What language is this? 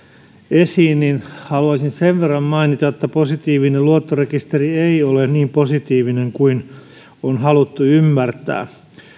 Finnish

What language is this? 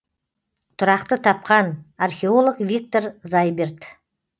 Kazakh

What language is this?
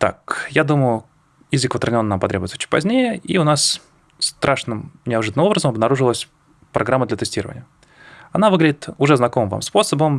Russian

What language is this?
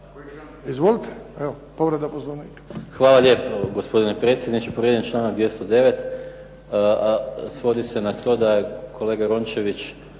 Croatian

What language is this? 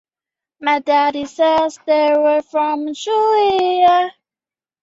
Chinese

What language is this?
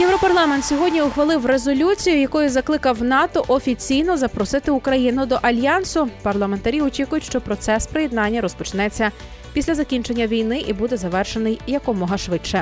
Ukrainian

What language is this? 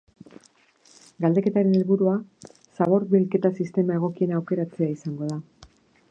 Basque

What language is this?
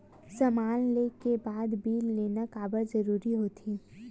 Chhattisgarhi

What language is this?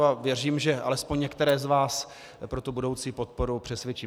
Czech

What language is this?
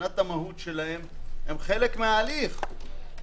Hebrew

